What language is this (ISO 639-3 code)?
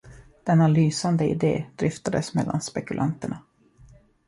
swe